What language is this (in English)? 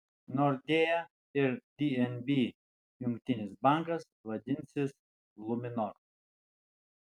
Lithuanian